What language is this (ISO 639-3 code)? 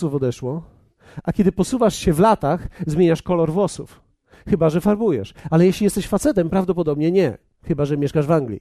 pol